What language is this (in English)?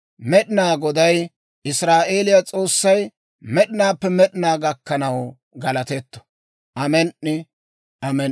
Dawro